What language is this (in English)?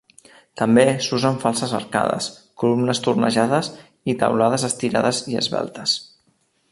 Catalan